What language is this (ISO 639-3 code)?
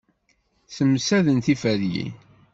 kab